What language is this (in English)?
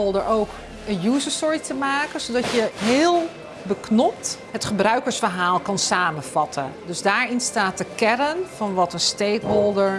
Dutch